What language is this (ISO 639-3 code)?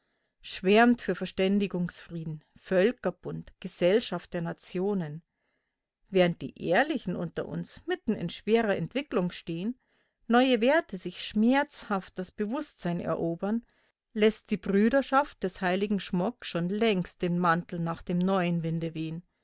deu